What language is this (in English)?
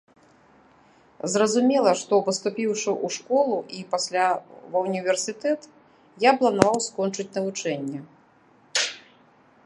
Belarusian